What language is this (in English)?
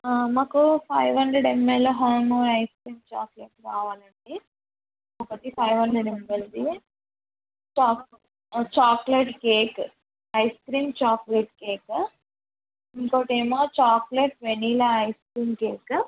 Telugu